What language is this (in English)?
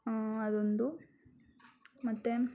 Kannada